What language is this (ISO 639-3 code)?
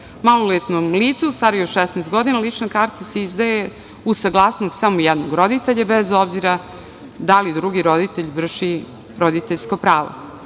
srp